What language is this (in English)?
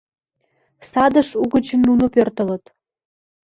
Mari